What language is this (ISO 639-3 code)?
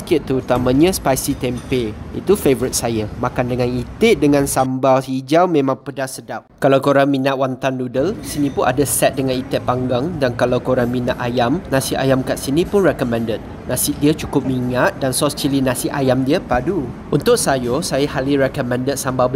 msa